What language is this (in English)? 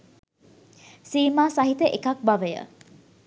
Sinhala